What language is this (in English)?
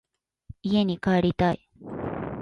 Japanese